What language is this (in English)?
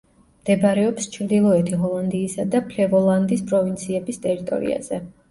Georgian